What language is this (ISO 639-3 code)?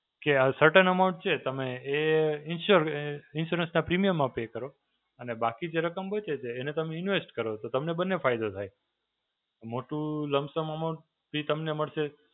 guj